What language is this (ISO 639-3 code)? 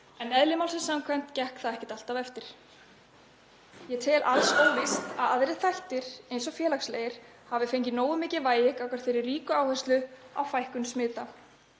isl